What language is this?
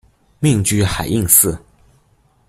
Chinese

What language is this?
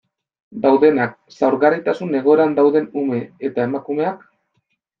Basque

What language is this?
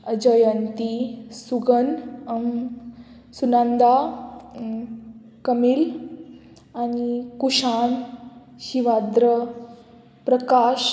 Konkani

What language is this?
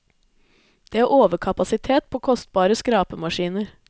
Norwegian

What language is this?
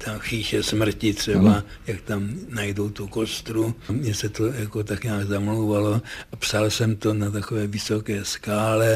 Czech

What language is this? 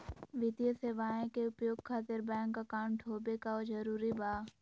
Magahi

